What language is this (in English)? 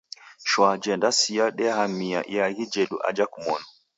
Taita